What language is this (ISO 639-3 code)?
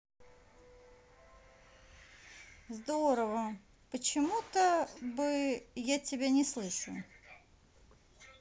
rus